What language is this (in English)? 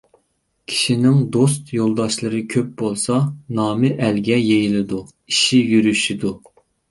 Uyghur